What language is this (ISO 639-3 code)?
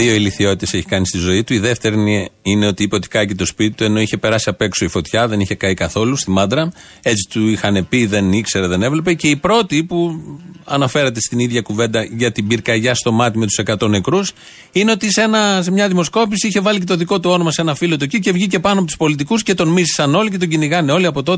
ell